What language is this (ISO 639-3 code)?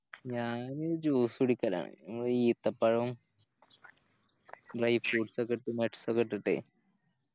mal